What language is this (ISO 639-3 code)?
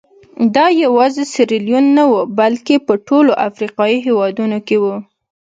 pus